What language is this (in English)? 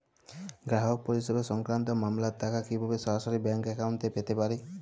Bangla